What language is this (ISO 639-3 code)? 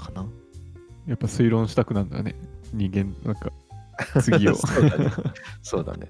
jpn